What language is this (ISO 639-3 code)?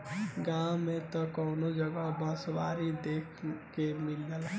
bho